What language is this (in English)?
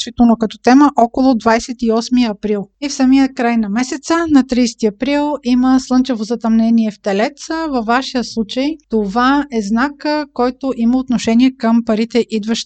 Bulgarian